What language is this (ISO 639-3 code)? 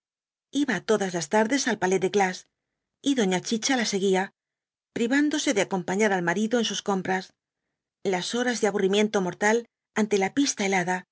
spa